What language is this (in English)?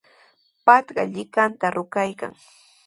Sihuas Ancash Quechua